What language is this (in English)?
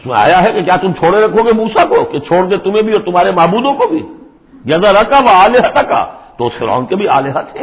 Urdu